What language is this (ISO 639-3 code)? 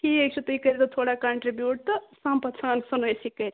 kas